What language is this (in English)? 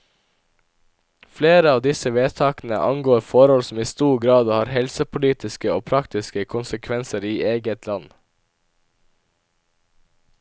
Norwegian